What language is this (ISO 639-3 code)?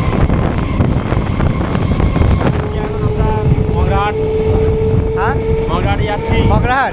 ben